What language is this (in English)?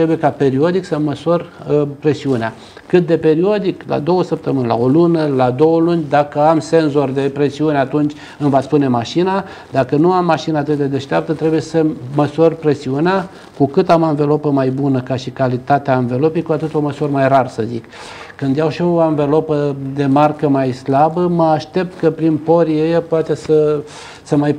Romanian